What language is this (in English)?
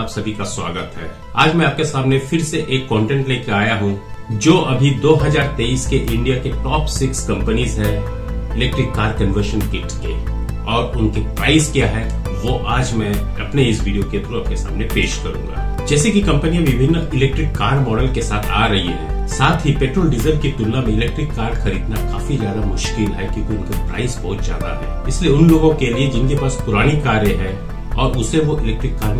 Hindi